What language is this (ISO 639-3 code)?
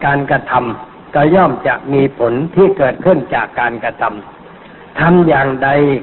tha